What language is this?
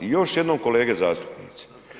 Croatian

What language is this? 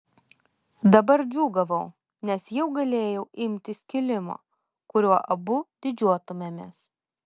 Lithuanian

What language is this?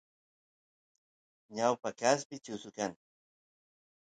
Santiago del Estero Quichua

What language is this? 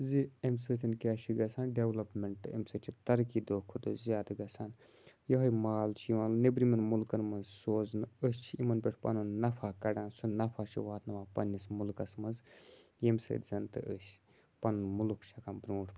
Kashmiri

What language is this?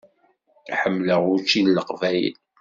Kabyle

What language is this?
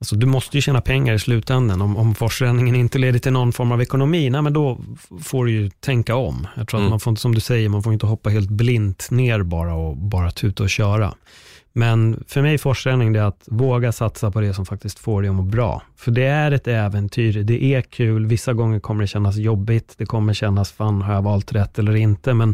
Swedish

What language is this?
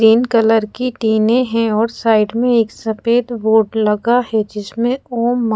Hindi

